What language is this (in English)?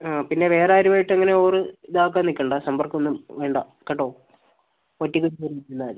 Malayalam